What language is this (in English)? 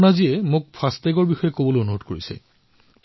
Assamese